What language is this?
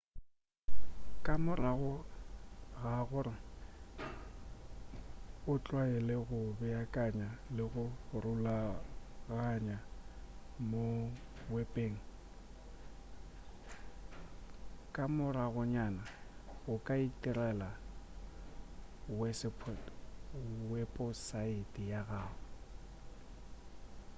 Northern Sotho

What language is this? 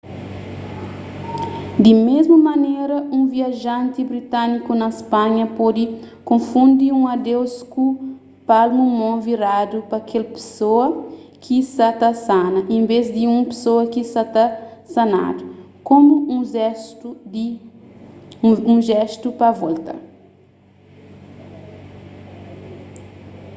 Kabuverdianu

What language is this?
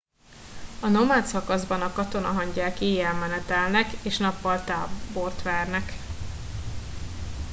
Hungarian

